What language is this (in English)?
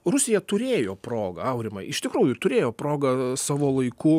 Lithuanian